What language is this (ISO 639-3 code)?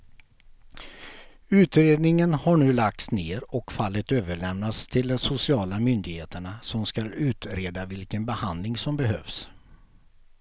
swe